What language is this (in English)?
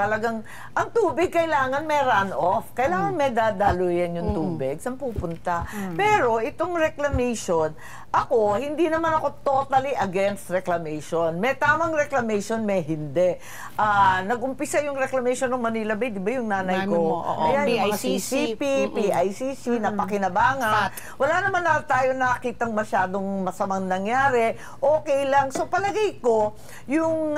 Filipino